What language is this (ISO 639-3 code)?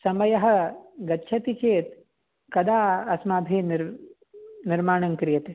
san